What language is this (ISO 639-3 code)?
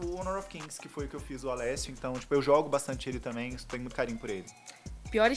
por